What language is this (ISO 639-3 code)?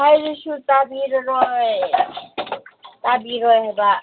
mni